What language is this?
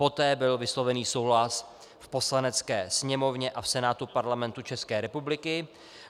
Czech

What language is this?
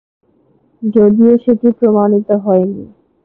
Bangla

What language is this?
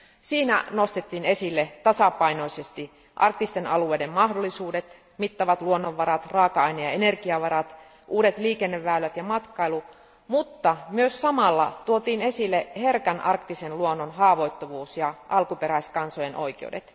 Finnish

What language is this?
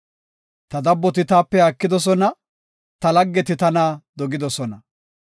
Gofa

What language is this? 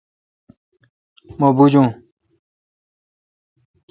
Kalkoti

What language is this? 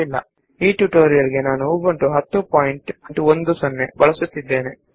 Kannada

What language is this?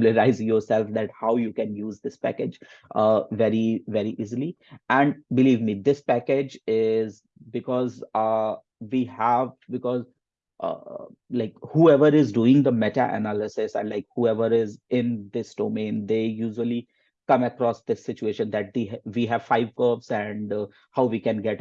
English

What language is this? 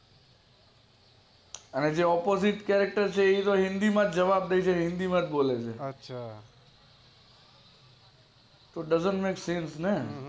Gujarati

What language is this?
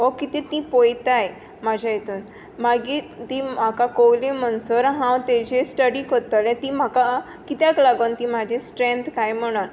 Konkani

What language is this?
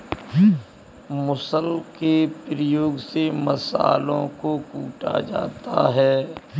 Hindi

